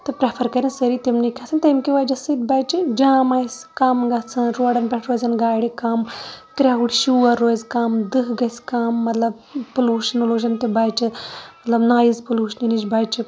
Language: Kashmiri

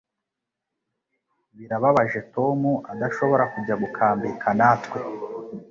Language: Kinyarwanda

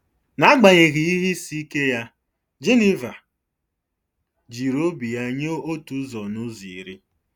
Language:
Igbo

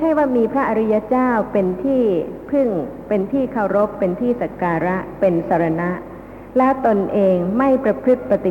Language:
Thai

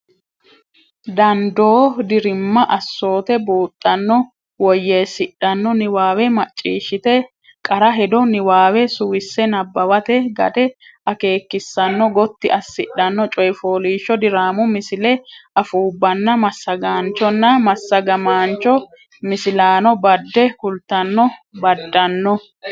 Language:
Sidamo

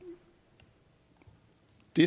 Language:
Danish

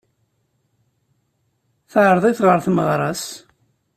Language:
Kabyle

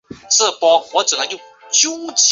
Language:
Chinese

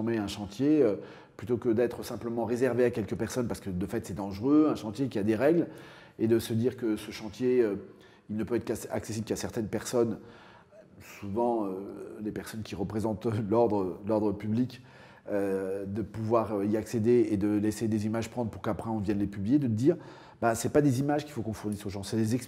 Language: French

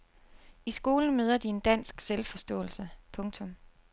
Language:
Danish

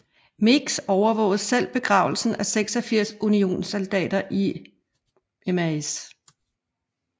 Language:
Danish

